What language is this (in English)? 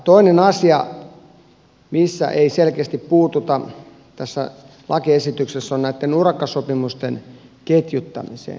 Finnish